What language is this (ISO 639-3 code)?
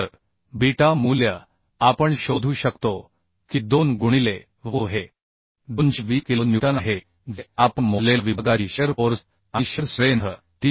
mar